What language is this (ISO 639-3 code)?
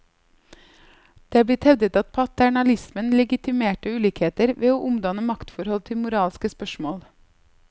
nor